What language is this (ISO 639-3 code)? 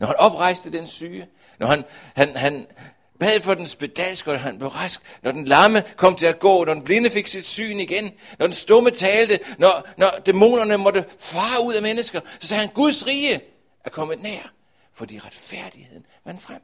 dan